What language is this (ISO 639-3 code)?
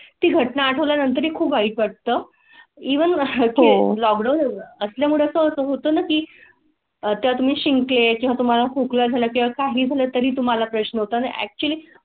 mar